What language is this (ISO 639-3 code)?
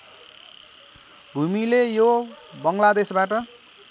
nep